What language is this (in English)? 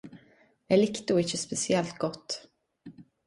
Norwegian Nynorsk